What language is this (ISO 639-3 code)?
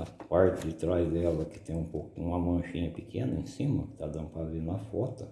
por